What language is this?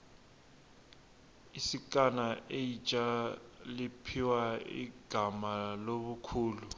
Tsonga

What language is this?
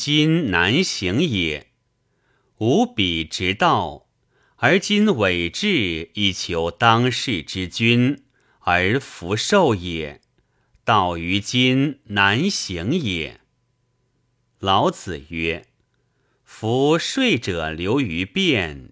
Chinese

